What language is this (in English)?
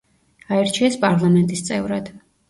Georgian